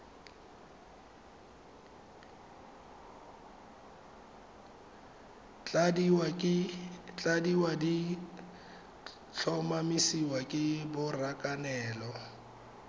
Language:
Tswana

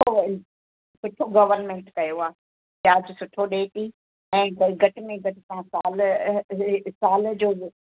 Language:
Sindhi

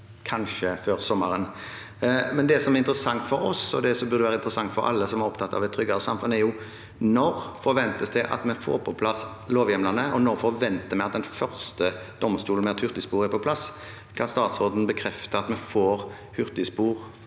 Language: Norwegian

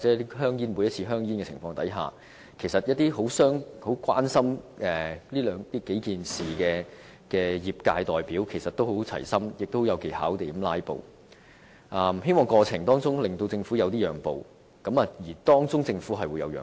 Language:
Cantonese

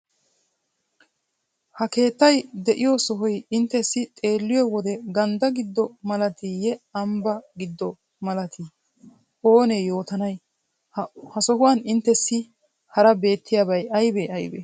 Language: Wolaytta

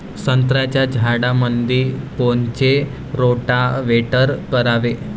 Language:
Marathi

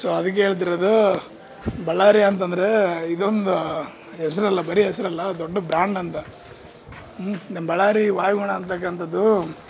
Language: Kannada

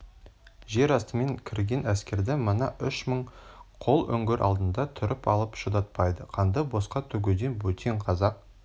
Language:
Kazakh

